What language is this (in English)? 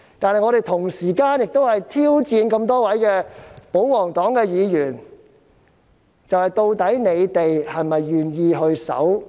Cantonese